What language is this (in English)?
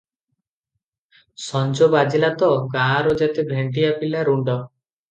Odia